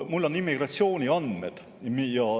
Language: Estonian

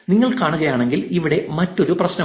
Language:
Malayalam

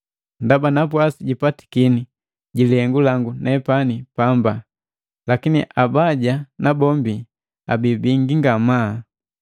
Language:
Matengo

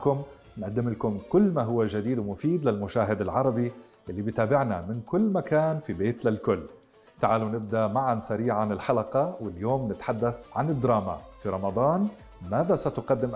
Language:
Arabic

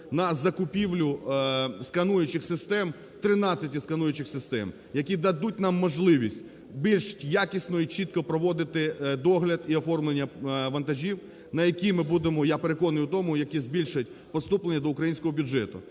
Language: Ukrainian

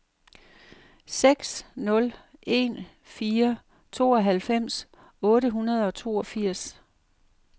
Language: Danish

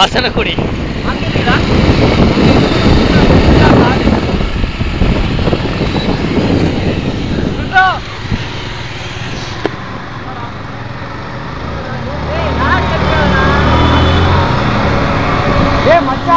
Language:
Greek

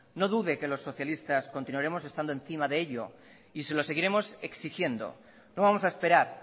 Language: Spanish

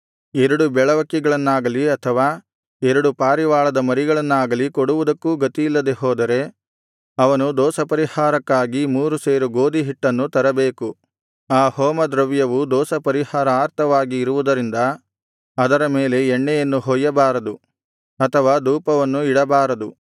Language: Kannada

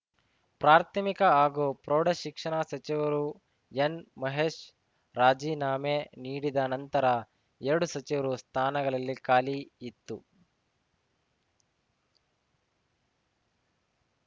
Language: Kannada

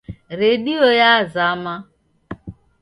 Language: Taita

